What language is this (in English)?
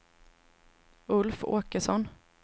Swedish